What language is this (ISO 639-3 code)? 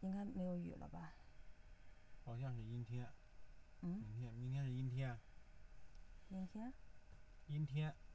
zho